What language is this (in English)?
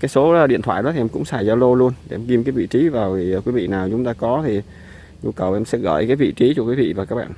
Vietnamese